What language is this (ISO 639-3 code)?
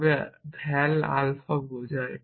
ben